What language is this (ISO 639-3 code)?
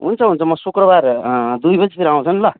nep